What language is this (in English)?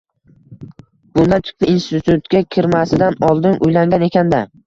Uzbek